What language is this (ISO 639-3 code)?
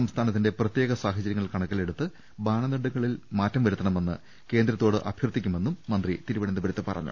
mal